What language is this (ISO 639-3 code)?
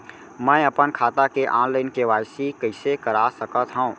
hne